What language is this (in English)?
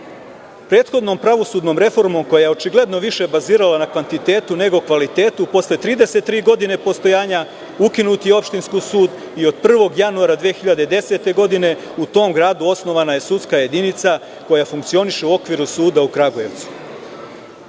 Serbian